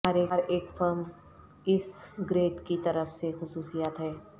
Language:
Urdu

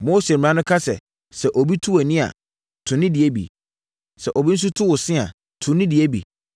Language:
Akan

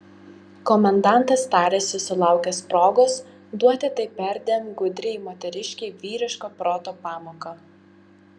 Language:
Lithuanian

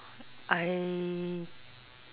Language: English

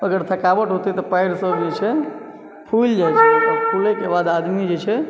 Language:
Maithili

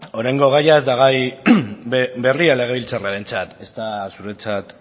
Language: Basque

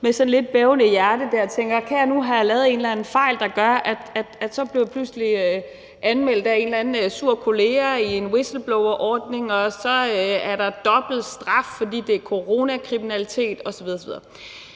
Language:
Danish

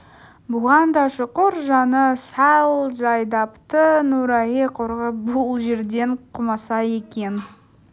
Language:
Kazakh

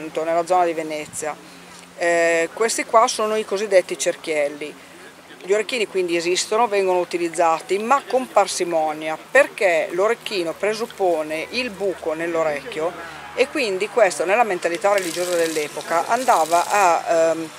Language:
Italian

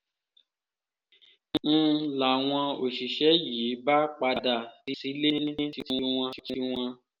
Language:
Yoruba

